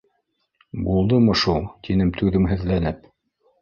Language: Bashkir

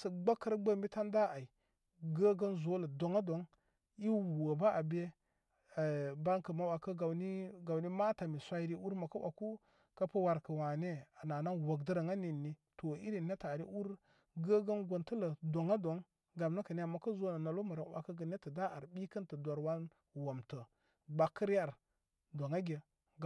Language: Koma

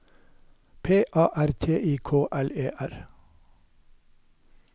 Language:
Norwegian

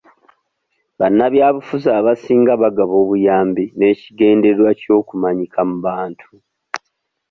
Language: Ganda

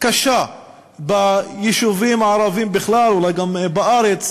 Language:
Hebrew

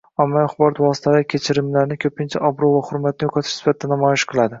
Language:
Uzbek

